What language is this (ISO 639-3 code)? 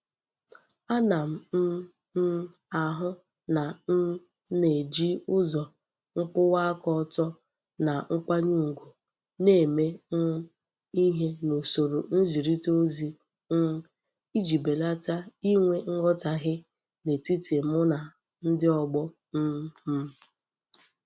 ibo